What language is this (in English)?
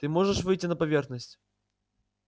Russian